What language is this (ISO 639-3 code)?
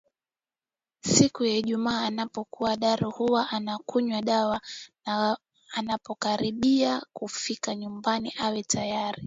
swa